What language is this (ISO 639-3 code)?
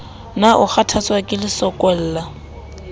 sot